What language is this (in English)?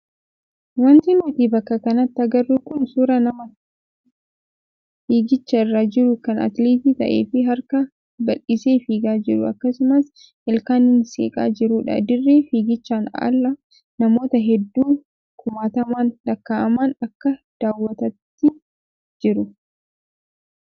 Oromo